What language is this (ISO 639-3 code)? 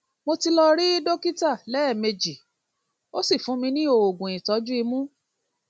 yor